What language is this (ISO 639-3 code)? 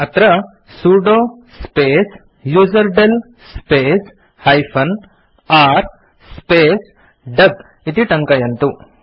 san